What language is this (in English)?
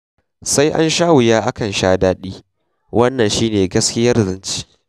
Hausa